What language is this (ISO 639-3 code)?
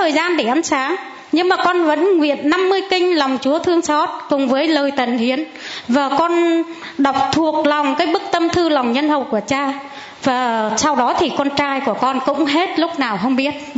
vie